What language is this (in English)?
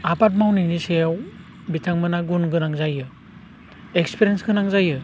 Bodo